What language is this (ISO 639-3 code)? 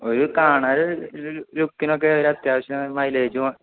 mal